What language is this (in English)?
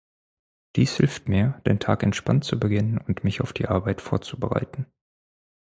German